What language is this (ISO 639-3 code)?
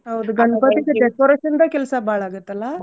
kan